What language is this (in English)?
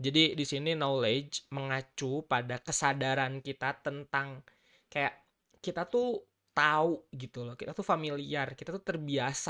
Indonesian